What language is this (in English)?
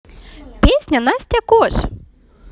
Russian